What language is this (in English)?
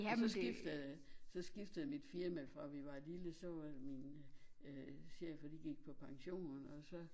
Danish